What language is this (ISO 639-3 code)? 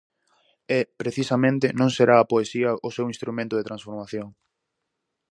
glg